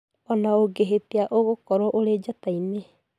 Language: Kikuyu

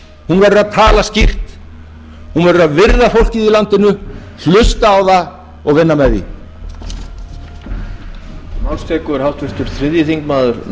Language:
Icelandic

